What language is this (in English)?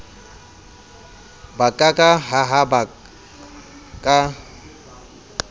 Southern Sotho